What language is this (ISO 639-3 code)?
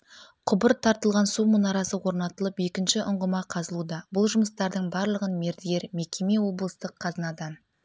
kaz